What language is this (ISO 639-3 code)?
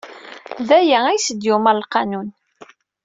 kab